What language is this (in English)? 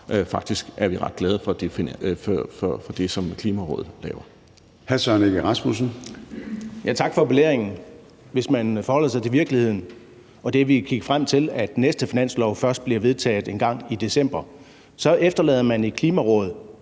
Danish